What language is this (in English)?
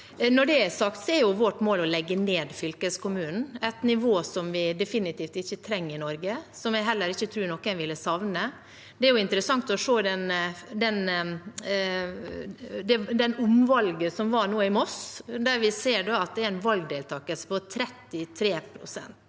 Norwegian